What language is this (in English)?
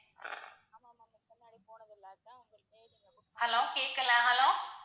Tamil